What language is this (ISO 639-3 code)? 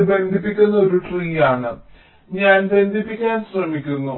mal